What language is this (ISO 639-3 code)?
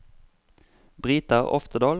nor